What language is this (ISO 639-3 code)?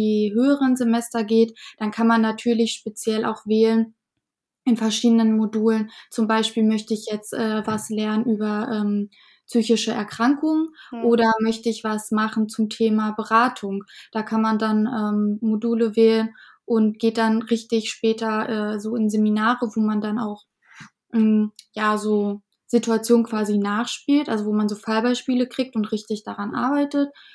deu